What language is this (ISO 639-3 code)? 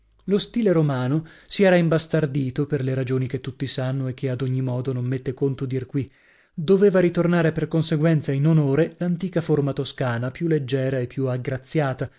ita